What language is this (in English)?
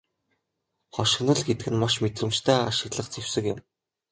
Mongolian